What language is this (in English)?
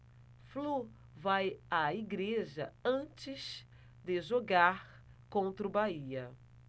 Portuguese